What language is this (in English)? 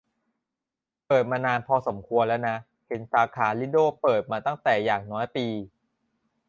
Thai